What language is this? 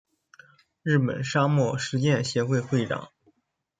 Chinese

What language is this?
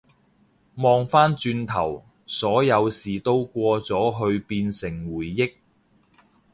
Cantonese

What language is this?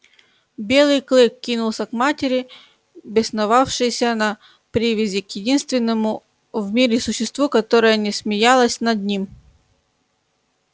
Russian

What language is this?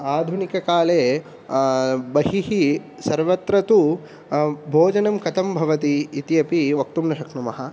Sanskrit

